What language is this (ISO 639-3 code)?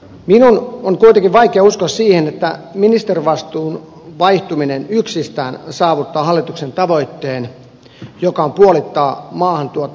fin